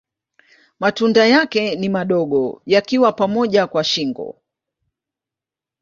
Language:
Swahili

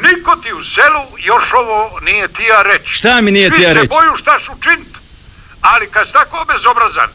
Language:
Croatian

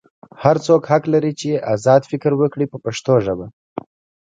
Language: Pashto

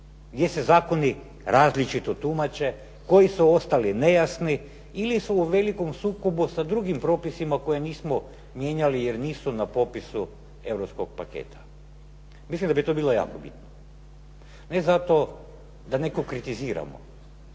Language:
Croatian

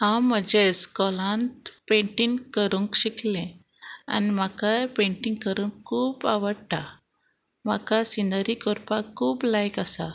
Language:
Konkani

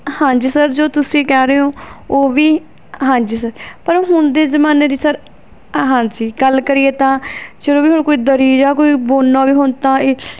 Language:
Punjabi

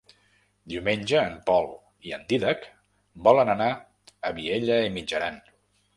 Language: Catalan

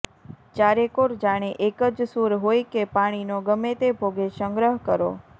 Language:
Gujarati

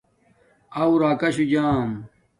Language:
Domaaki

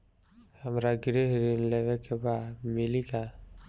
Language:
Bhojpuri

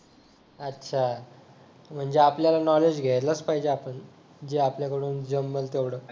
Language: Marathi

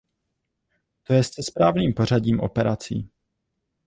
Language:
Czech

